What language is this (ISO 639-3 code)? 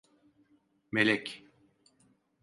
tur